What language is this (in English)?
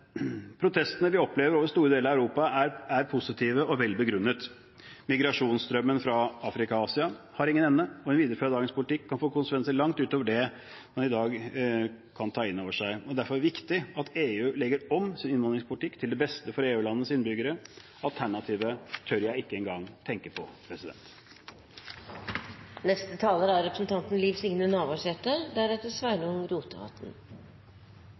Norwegian